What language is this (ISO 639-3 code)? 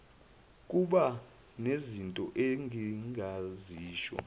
zul